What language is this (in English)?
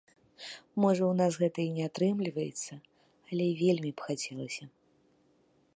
Belarusian